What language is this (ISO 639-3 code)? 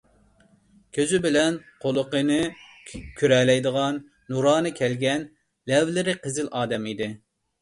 uig